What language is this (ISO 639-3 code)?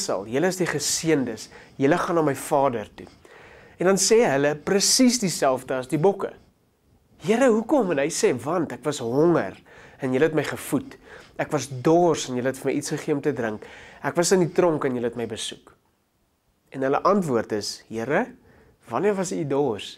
nld